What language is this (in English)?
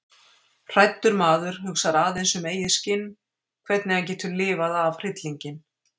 Icelandic